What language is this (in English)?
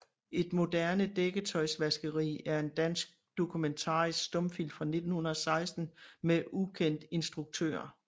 Danish